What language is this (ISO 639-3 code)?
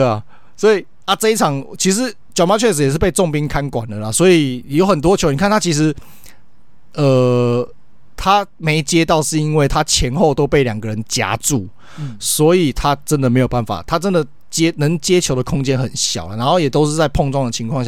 zho